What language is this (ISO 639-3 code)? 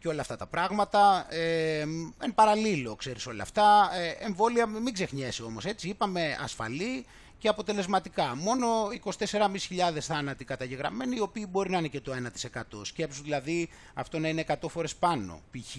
ell